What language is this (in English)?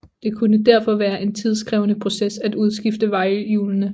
Danish